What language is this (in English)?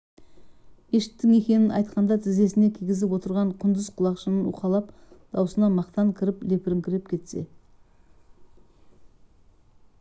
Kazakh